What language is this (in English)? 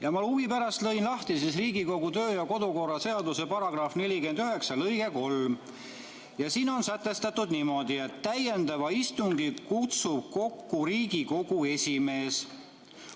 Estonian